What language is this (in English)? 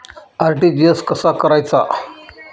Marathi